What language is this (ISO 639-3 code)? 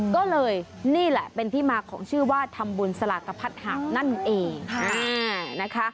tha